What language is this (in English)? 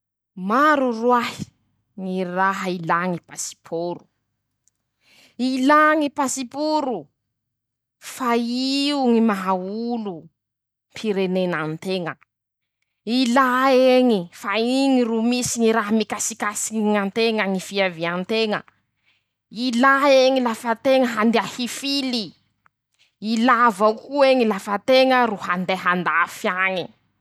Masikoro Malagasy